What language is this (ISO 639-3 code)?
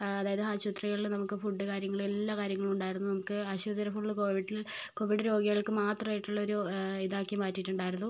mal